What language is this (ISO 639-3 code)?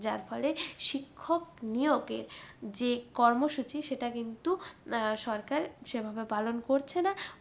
ben